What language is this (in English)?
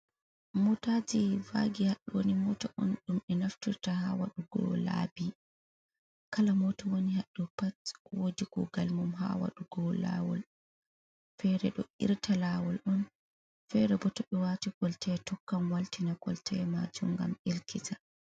Fula